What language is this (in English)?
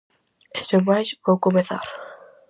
Galician